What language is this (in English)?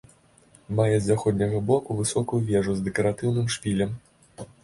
Belarusian